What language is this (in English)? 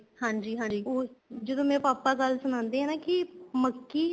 Punjabi